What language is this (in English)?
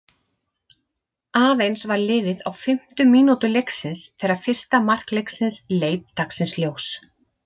Icelandic